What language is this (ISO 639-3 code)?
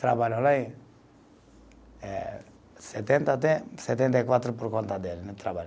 por